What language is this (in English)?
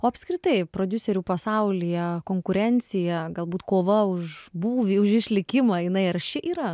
Lithuanian